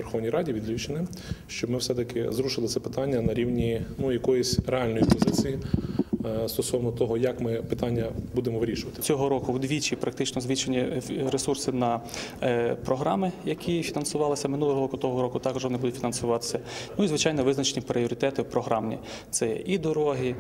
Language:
Ukrainian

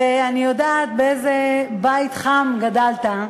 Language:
Hebrew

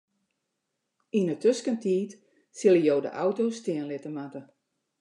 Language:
Western Frisian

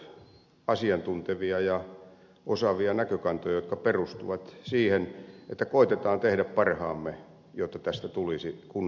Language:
Finnish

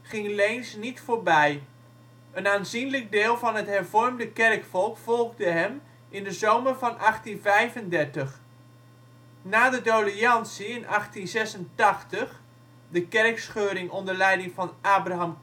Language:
Dutch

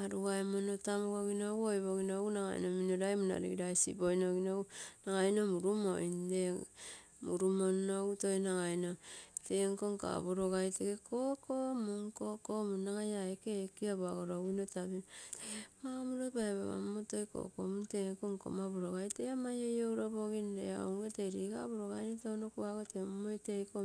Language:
Terei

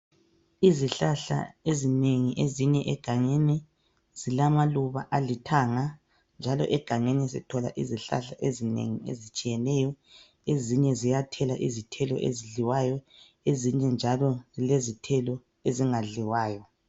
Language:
North Ndebele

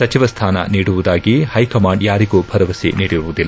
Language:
Kannada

